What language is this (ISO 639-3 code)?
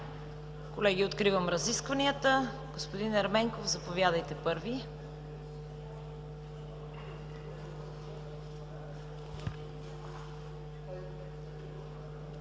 bul